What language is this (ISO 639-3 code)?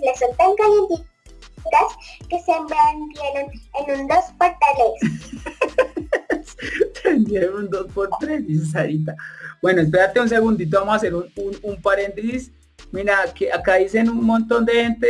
spa